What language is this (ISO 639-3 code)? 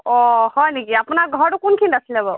asm